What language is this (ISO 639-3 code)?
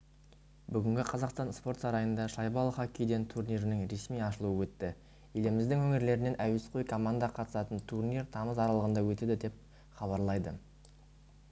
kaz